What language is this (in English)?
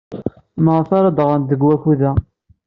Kabyle